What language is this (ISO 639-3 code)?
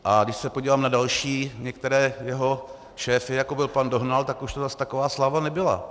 ces